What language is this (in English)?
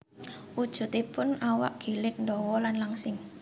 Javanese